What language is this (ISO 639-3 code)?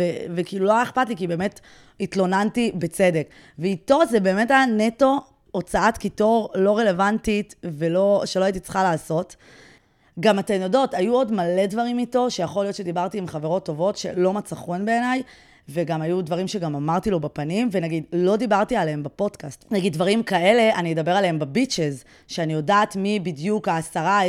heb